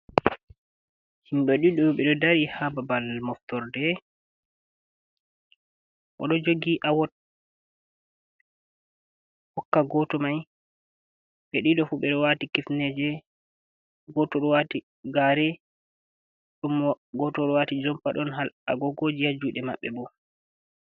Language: Fula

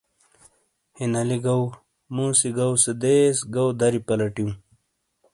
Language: Shina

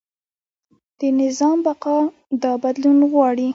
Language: Pashto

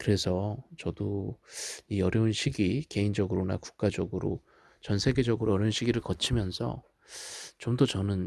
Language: Korean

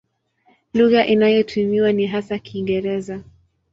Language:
Swahili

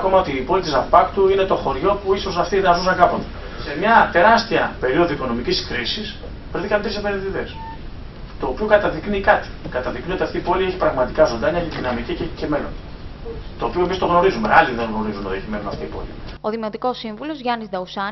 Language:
Greek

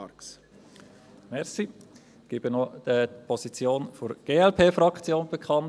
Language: Swiss German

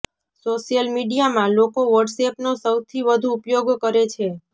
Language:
Gujarati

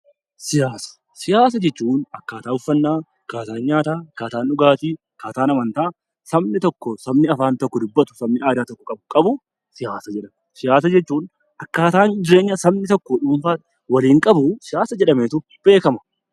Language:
Oromo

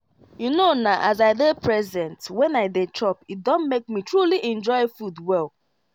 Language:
Nigerian Pidgin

